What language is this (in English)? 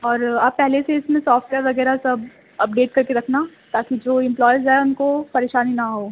Urdu